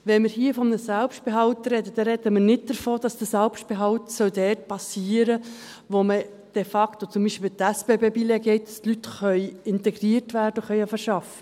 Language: Swiss German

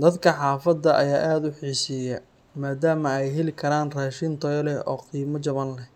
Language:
Somali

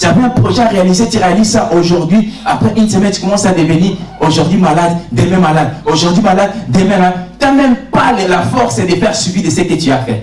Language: French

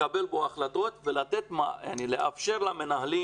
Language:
Hebrew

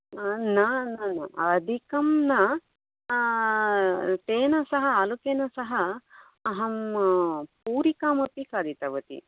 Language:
Sanskrit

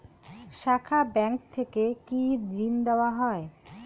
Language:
Bangla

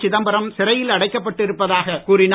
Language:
Tamil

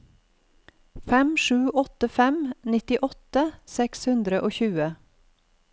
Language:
Norwegian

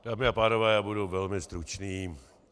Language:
Czech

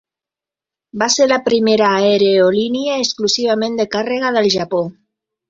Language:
Catalan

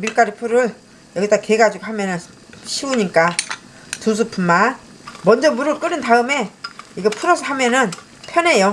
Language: Korean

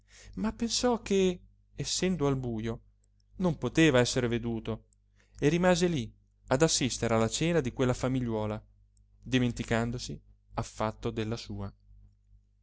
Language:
Italian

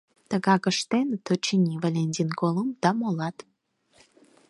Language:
Mari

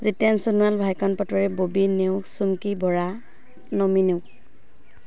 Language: Assamese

